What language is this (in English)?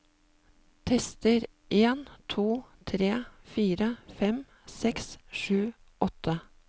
Norwegian